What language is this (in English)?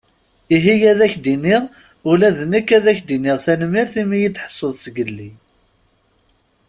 Kabyle